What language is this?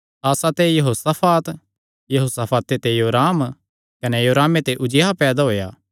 Kangri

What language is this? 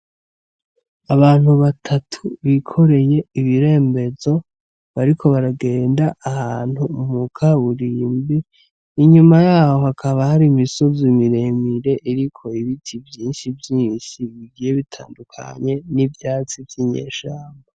Rundi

